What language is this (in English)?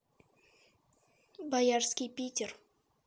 Russian